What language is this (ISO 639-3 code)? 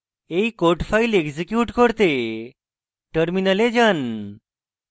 ben